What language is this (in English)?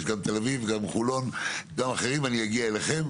Hebrew